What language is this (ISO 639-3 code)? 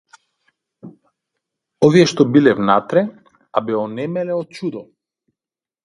mkd